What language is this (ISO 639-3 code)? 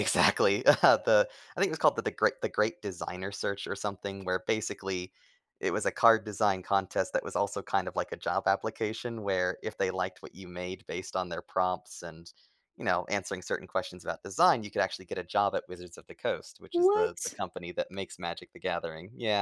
eng